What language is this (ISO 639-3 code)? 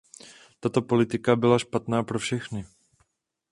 ces